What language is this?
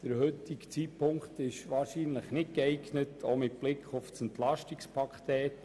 Swiss German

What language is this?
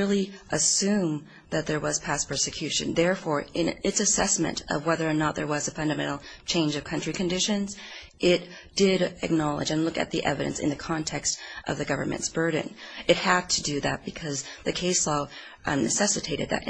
English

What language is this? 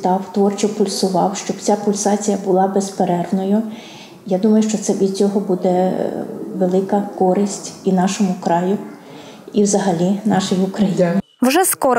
Ukrainian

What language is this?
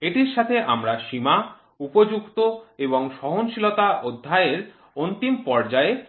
Bangla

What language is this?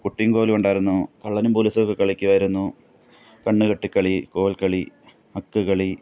Malayalam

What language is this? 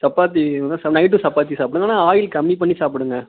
Tamil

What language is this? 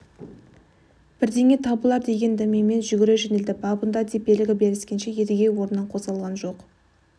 Kazakh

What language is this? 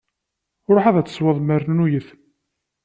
Kabyle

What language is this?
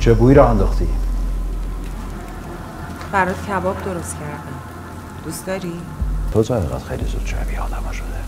Persian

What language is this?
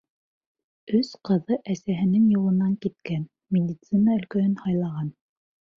Bashkir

